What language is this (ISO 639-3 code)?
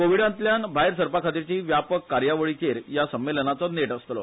kok